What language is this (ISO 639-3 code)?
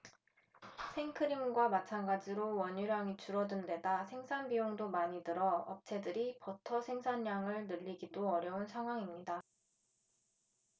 kor